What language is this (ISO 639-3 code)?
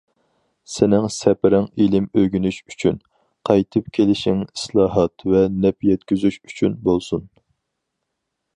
uig